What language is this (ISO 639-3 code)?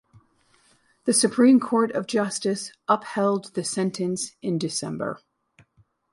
eng